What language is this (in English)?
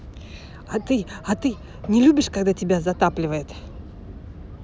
Russian